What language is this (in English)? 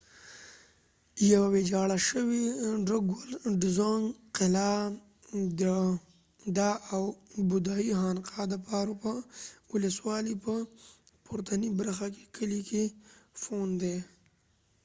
Pashto